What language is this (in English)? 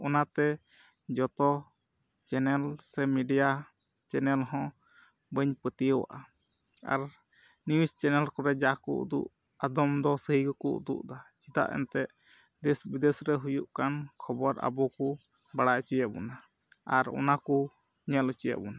Santali